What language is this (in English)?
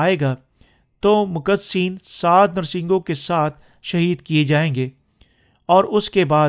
Urdu